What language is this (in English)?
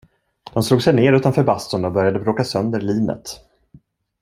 Swedish